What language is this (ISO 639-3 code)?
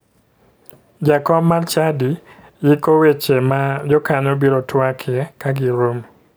luo